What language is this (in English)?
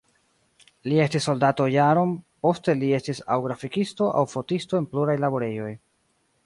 Esperanto